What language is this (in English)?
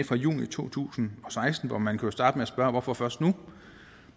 Danish